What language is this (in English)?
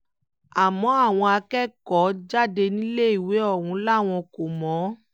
Yoruba